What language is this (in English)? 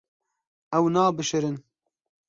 Kurdish